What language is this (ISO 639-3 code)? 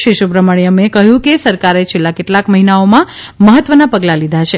guj